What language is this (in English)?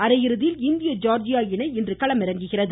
Tamil